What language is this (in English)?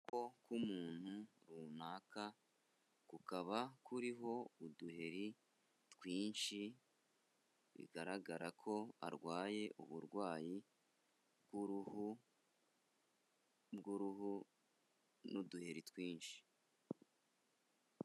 Kinyarwanda